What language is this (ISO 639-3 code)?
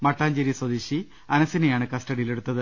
mal